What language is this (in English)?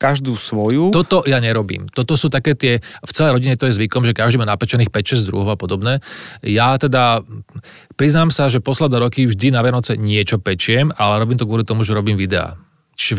Slovak